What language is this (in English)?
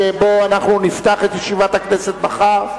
Hebrew